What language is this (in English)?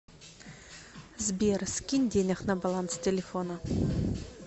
Russian